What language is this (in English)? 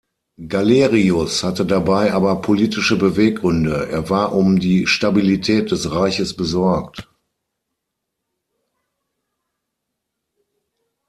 German